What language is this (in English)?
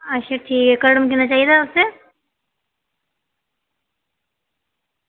Dogri